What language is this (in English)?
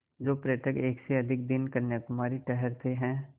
Hindi